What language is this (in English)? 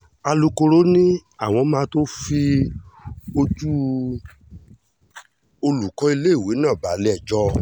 Yoruba